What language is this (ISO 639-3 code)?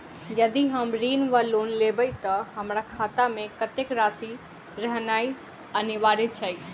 mai